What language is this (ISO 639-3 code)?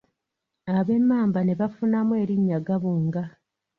lug